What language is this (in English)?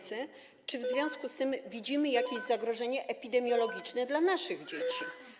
Polish